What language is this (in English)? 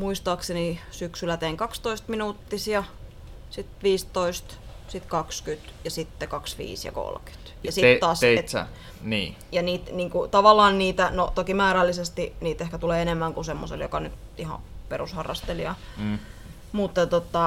Finnish